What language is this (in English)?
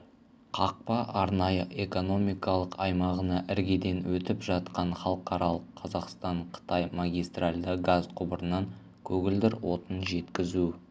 Kazakh